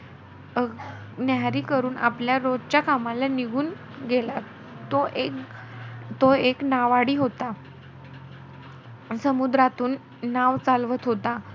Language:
Marathi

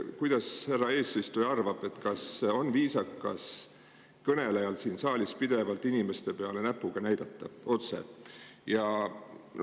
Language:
Estonian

